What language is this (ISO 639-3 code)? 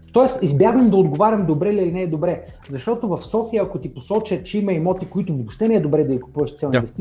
bul